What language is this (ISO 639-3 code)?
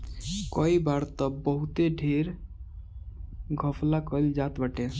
bho